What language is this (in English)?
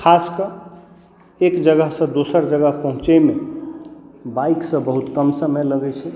Maithili